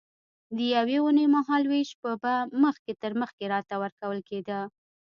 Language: Pashto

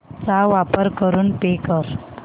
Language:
Marathi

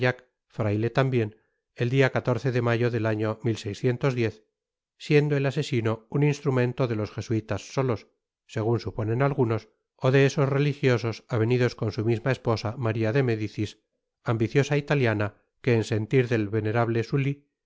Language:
Spanish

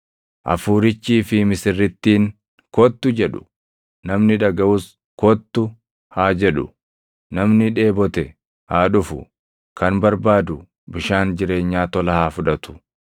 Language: Oromo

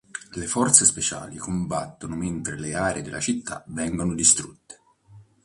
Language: Italian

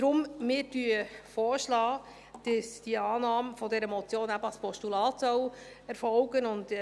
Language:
Swiss German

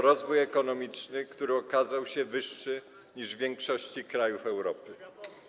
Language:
Polish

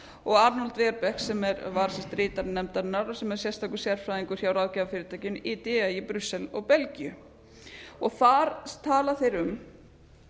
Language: Icelandic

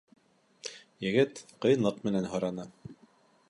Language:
Bashkir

